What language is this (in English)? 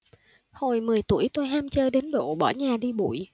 Vietnamese